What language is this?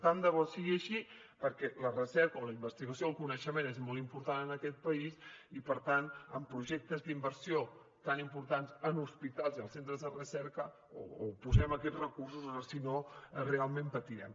Catalan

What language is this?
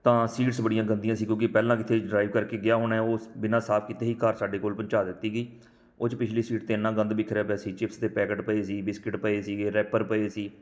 Punjabi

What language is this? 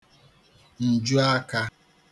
Igbo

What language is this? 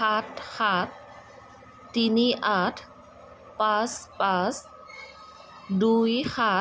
Assamese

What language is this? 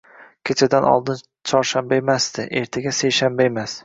Uzbek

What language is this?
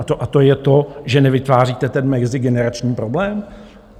Czech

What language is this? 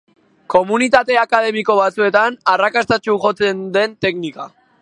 Basque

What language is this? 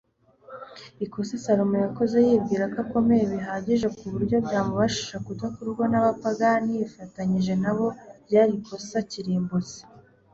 Kinyarwanda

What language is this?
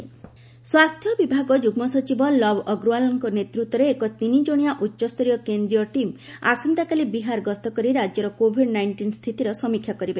Odia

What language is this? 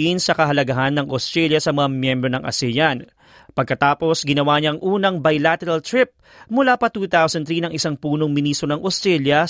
Filipino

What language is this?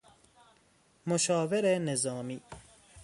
Persian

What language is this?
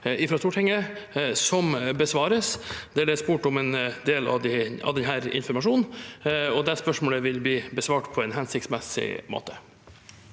Norwegian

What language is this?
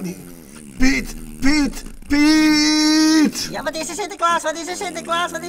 Dutch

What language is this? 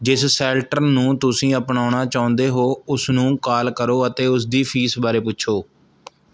Punjabi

